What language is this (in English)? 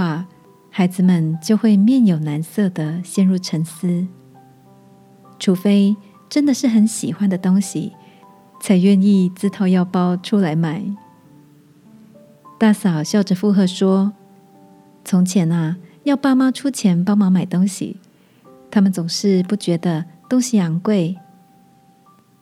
Chinese